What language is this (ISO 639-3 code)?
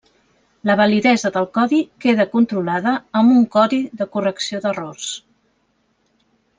cat